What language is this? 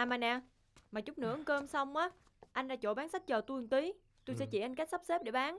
Vietnamese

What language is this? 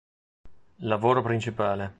Italian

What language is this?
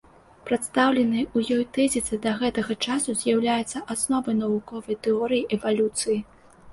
Belarusian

